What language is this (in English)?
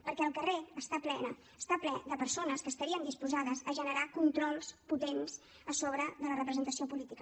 Catalan